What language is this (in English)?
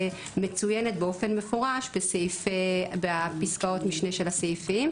Hebrew